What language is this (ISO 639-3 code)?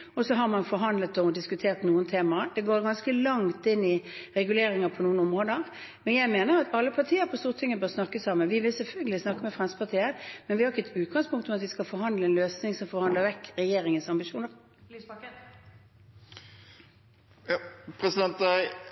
nor